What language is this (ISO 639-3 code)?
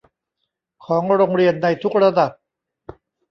tha